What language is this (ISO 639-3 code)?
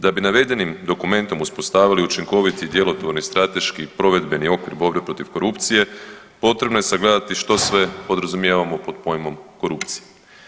hrv